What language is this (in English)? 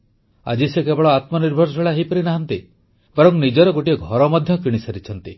Odia